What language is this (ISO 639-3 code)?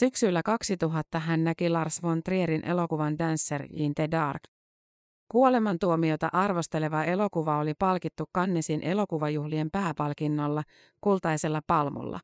fin